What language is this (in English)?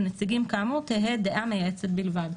Hebrew